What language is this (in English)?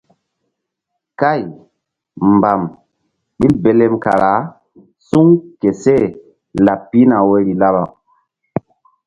Mbum